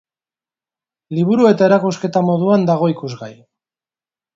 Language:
Basque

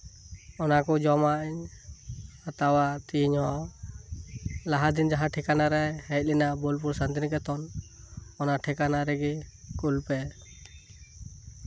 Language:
Santali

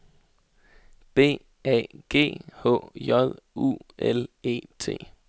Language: Danish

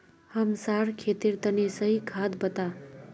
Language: Magahi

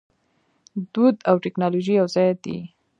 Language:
Pashto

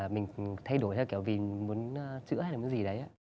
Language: Vietnamese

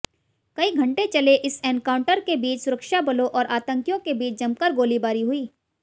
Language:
Hindi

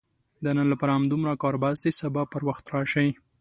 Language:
Pashto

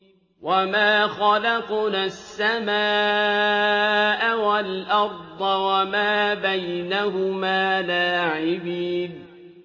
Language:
Arabic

